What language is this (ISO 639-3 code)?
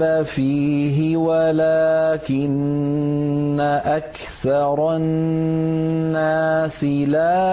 ara